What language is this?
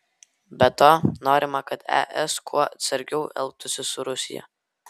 Lithuanian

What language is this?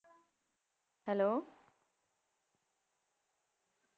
Punjabi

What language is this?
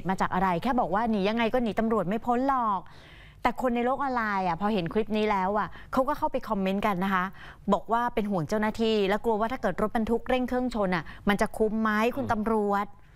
Thai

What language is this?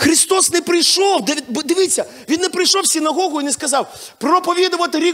Ukrainian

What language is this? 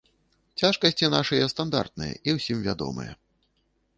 Belarusian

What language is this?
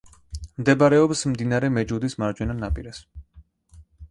Georgian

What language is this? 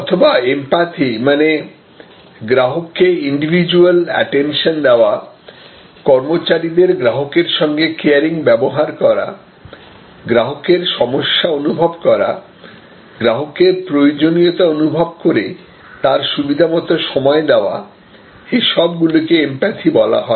Bangla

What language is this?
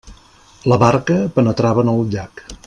Catalan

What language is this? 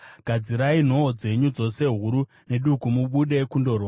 Shona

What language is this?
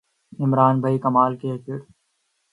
Urdu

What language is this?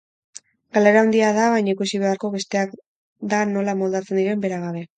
Basque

